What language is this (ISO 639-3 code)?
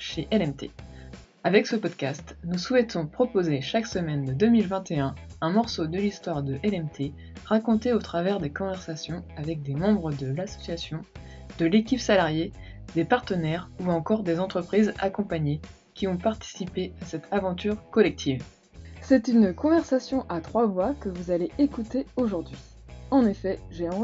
fra